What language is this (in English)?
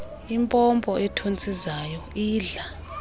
Xhosa